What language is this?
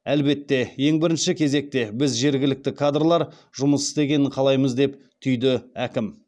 Kazakh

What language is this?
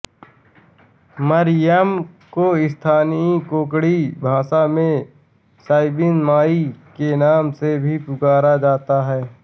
Hindi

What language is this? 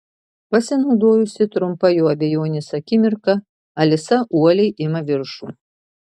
Lithuanian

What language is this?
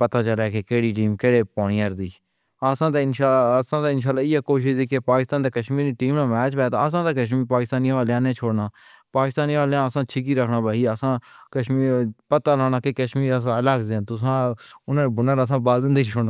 Pahari-Potwari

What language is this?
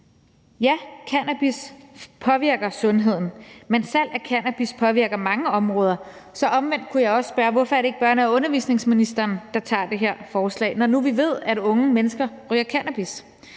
Danish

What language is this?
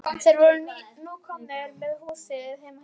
Icelandic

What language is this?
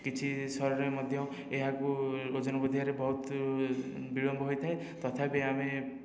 Odia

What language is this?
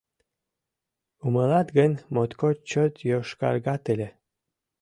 Mari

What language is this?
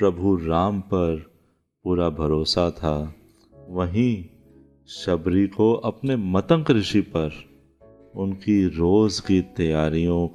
Hindi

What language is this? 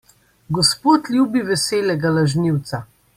Slovenian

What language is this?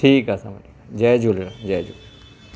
Sindhi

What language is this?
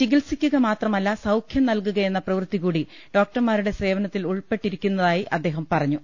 Malayalam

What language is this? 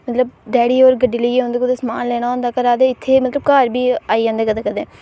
Dogri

